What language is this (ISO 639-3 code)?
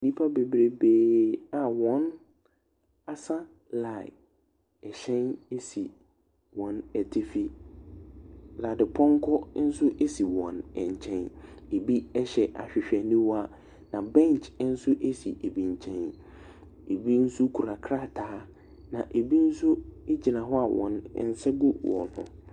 aka